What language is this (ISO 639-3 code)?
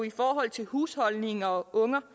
dan